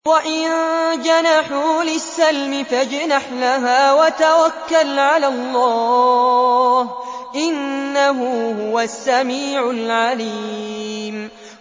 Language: Arabic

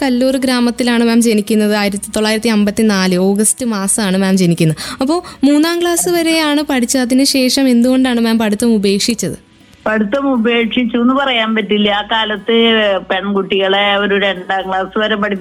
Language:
Malayalam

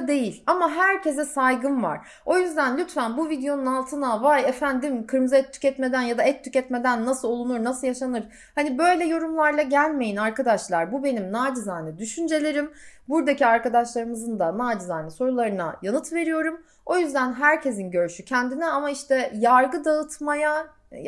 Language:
Turkish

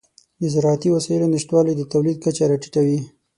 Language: Pashto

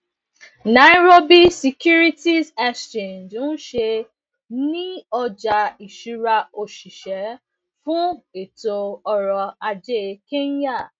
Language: Yoruba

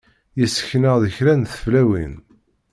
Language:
Kabyle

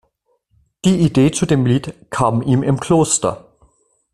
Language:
German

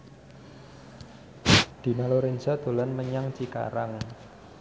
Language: Javanese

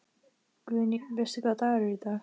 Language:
Icelandic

